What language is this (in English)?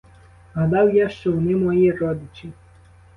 Ukrainian